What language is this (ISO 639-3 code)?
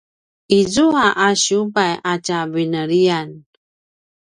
pwn